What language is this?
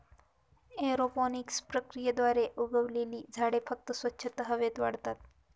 Marathi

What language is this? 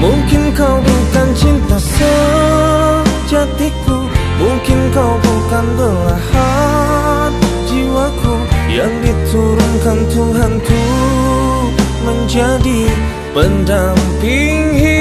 Indonesian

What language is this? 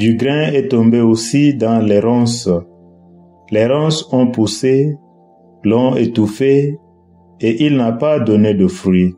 French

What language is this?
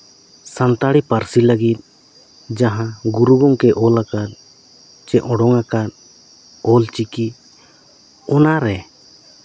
Santali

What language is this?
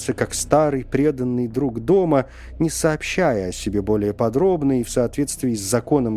Russian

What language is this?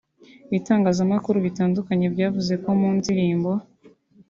Kinyarwanda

